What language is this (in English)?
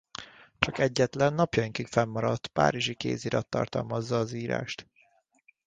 Hungarian